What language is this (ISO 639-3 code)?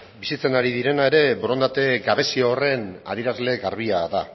eus